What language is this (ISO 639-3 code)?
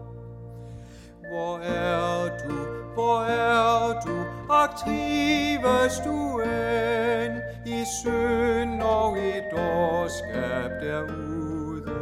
dan